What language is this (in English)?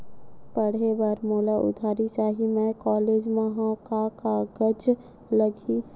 Chhattisgarhi